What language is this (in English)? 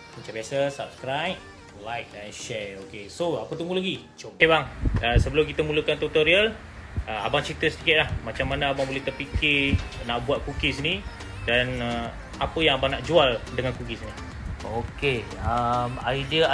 Malay